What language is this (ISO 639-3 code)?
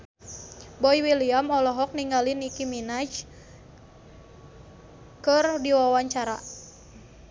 sun